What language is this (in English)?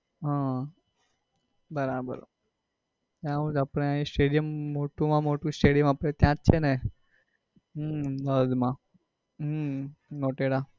Gujarati